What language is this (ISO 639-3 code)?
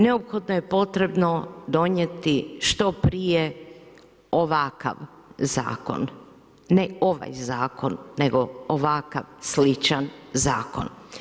hrv